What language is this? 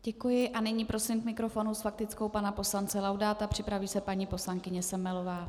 Czech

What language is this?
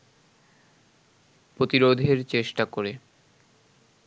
Bangla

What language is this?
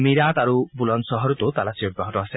Assamese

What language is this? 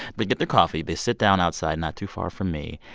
English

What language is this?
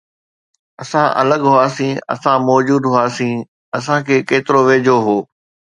Sindhi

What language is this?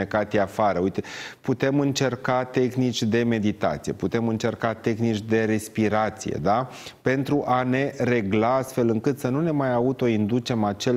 Romanian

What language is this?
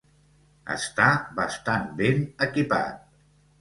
Catalan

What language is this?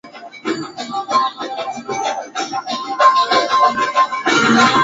Swahili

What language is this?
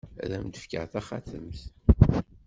Kabyle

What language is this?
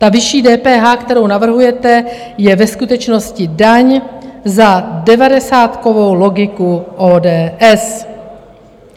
Czech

